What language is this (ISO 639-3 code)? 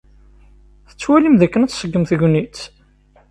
kab